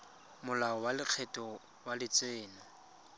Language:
Tswana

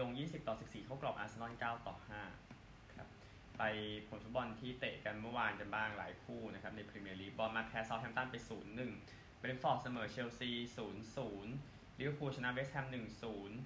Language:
Thai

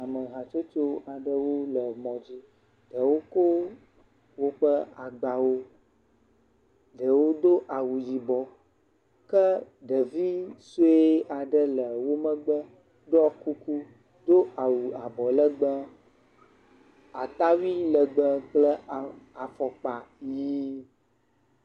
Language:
Ewe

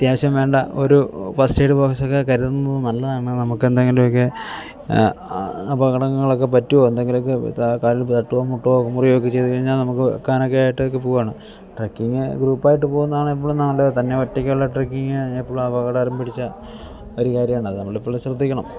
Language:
Malayalam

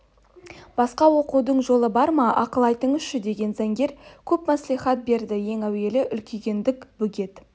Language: Kazakh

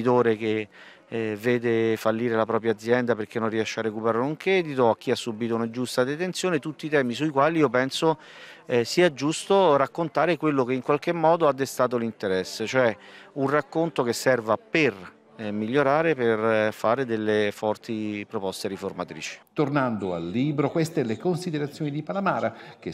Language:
Italian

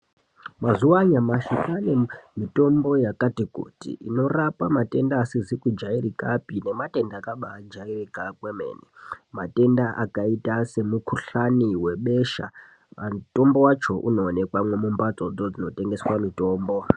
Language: Ndau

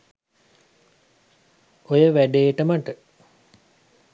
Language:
Sinhala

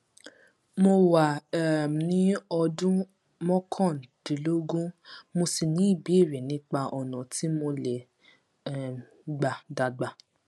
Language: Yoruba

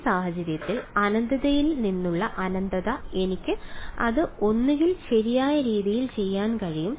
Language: Malayalam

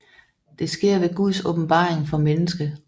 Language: Danish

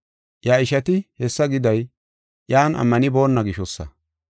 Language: Gofa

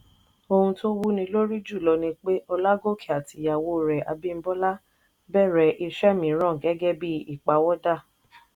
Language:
Yoruba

